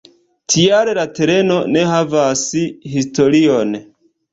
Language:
Esperanto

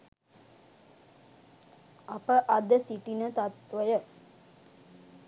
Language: Sinhala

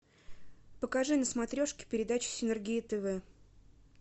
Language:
Russian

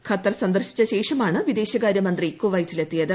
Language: Malayalam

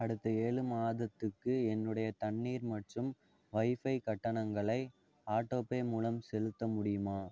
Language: Tamil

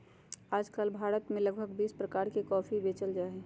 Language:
Magahi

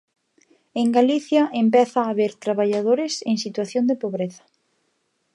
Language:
Galician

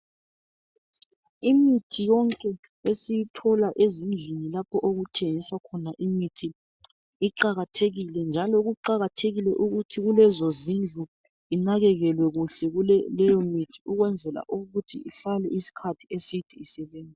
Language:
North Ndebele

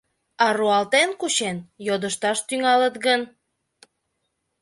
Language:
Mari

